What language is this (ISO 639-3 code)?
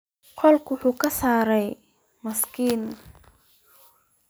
som